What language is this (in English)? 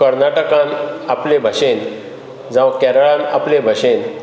Konkani